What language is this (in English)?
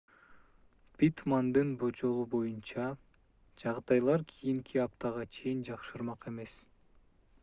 Kyrgyz